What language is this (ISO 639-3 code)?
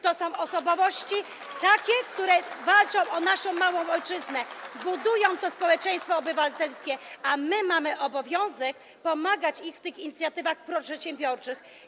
pol